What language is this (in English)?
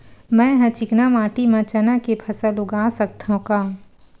Chhattisgarhi